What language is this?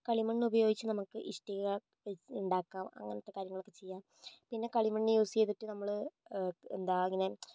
Malayalam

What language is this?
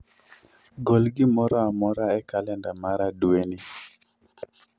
Luo (Kenya and Tanzania)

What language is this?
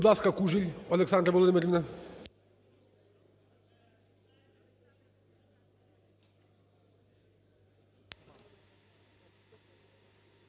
Ukrainian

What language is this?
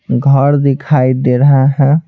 Hindi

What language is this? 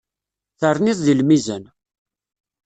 Kabyle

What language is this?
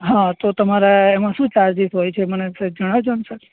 Gujarati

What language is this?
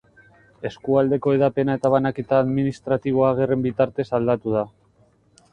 Basque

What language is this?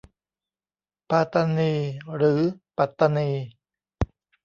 Thai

